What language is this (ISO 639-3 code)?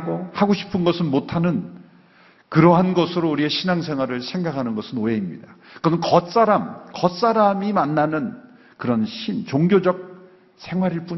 kor